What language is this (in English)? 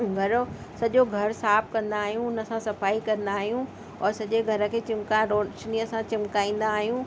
Sindhi